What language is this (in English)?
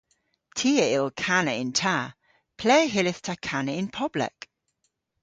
Cornish